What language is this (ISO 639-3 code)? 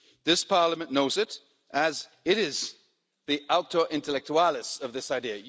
eng